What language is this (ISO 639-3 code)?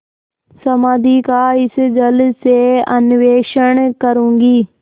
hin